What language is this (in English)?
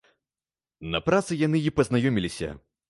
Belarusian